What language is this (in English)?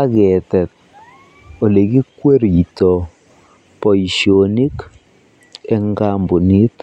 Kalenjin